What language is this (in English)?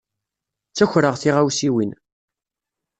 Kabyle